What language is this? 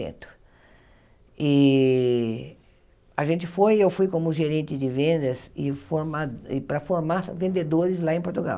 Portuguese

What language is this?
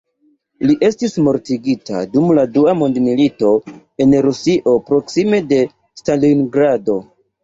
Esperanto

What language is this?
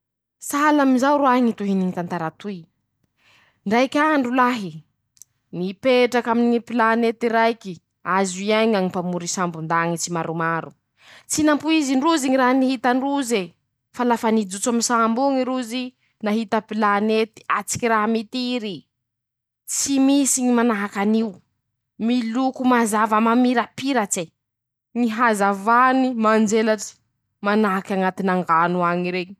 Masikoro Malagasy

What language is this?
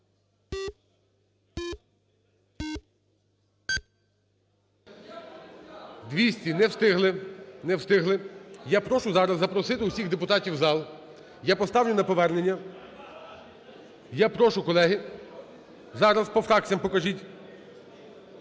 Ukrainian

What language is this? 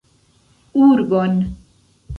Esperanto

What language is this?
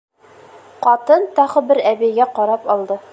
Bashkir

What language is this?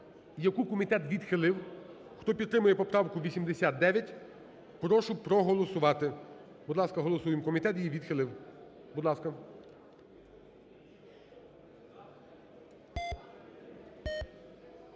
Ukrainian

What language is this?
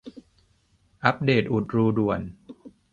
Thai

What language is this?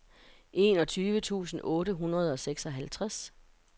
Danish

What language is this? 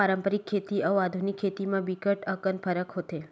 Chhattisgarhi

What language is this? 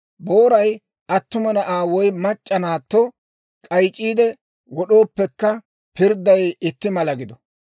Dawro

